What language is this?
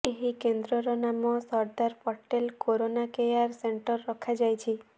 Odia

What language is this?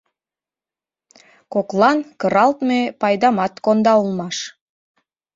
Mari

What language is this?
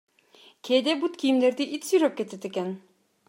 Kyrgyz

